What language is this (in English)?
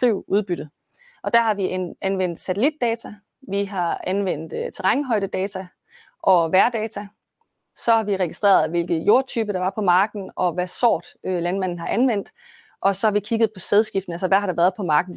Danish